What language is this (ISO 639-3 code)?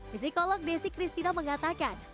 ind